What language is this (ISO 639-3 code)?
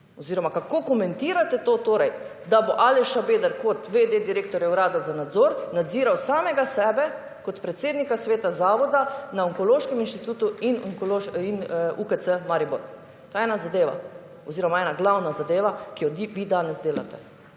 slv